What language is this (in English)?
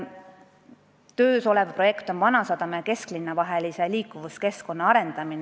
Estonian